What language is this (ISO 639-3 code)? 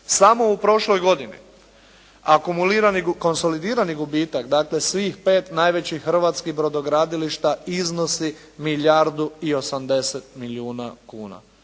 hrv